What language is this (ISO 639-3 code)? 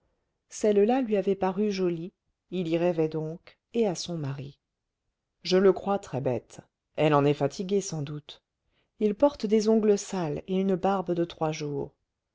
fra